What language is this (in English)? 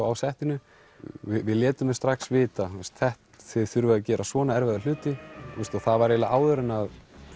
Icelandic